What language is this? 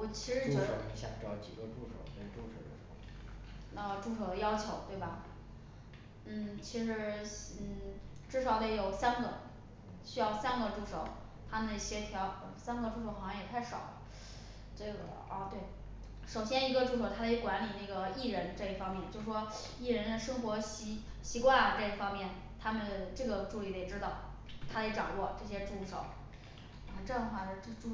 Chinese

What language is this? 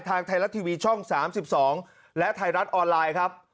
Thai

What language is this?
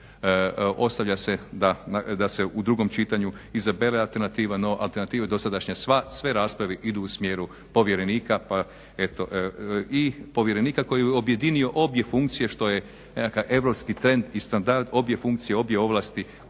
Croatian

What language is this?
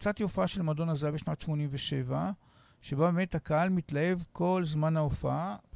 Hebrew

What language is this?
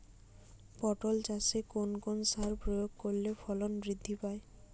Bangla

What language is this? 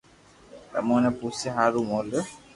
Loarki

